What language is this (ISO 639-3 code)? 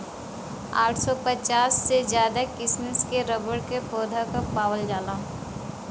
bho